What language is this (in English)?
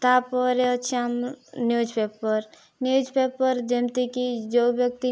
Odia